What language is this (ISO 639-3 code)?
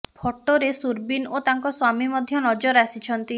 ori